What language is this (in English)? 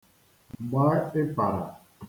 Igbo